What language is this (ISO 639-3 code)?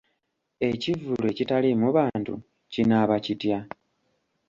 lug